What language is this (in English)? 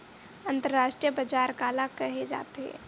Chhattisgarhi